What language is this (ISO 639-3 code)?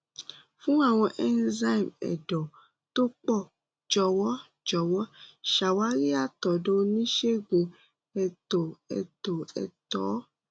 yor